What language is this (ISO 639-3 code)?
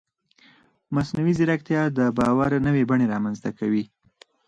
pus